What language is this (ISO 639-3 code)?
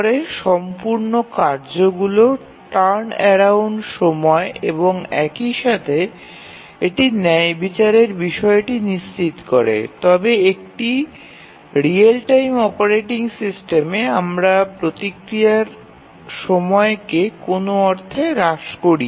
ben